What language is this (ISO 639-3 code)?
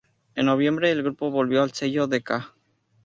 spa